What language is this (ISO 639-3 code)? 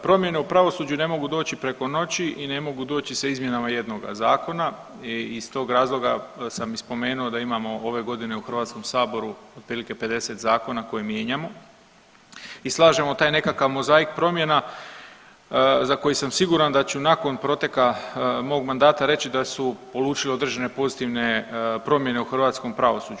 hrv